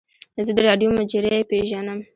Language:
Pashto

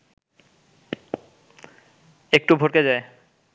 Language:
Bangla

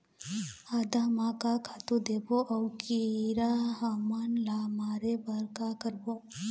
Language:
Chhattisgarhi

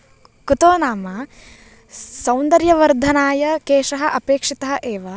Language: Sanskrit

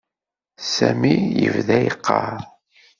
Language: Kabyle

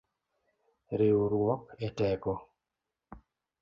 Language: Luo (Kenya and Tanzania)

